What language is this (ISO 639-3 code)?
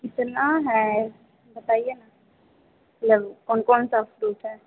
hin